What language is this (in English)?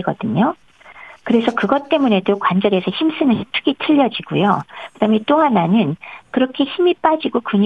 Korean